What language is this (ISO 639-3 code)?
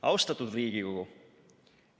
est